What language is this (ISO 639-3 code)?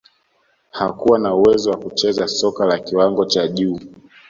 swa